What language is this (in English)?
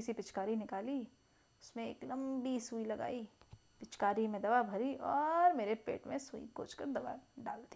Hindi